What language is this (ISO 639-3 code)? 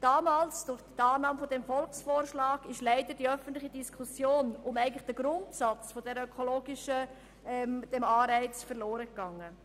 gsw